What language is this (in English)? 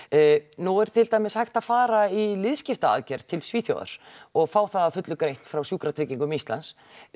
Icelandic